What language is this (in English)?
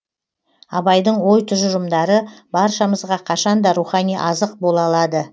Kazakh